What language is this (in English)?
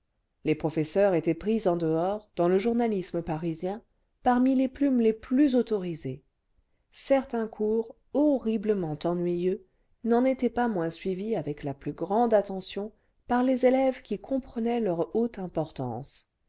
French